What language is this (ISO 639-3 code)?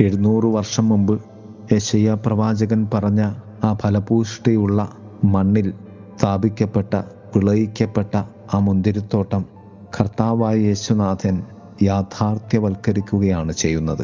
mal